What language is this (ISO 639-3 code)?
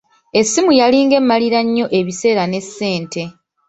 lug